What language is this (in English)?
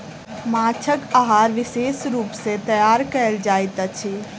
Maithili